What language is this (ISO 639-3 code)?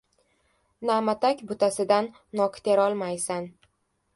uzb